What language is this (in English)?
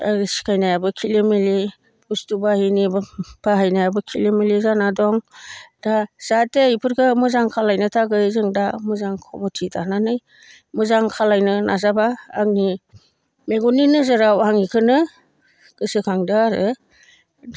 Bodo